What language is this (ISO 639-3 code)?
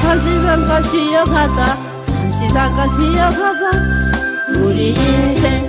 kor